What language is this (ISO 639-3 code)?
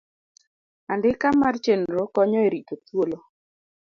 luo